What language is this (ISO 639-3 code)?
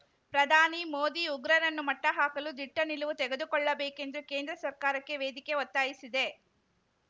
kan